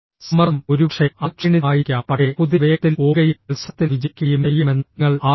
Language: Malayalam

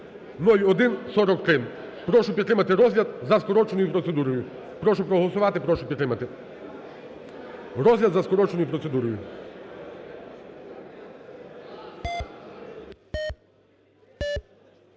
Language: Ukrainian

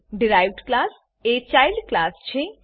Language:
Gujarati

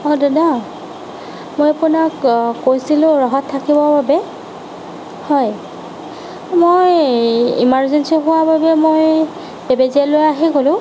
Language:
Assamese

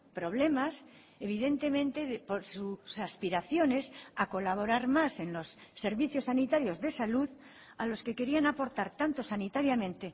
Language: Spanish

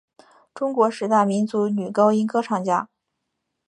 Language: Chinese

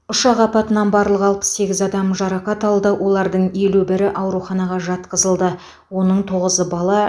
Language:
Kazakh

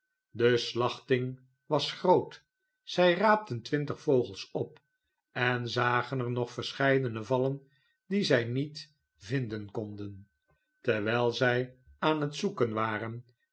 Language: Dutch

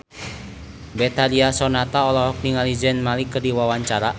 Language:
Sundanese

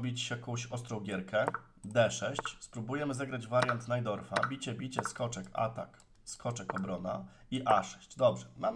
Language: Polish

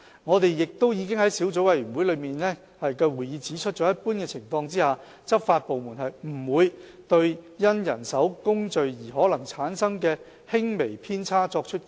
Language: Cantonese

